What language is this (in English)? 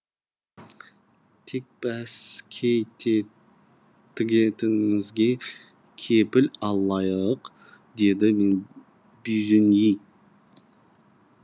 Kazakh